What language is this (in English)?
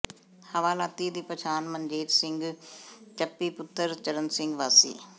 Punjabi